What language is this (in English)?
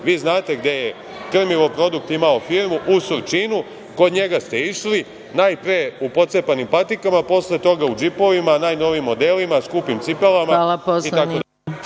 Serbian